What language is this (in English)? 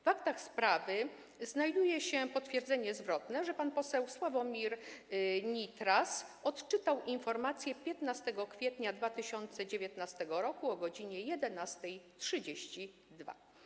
Polish